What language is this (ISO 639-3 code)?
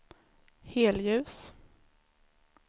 swe